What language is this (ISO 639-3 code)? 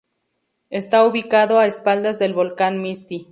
spa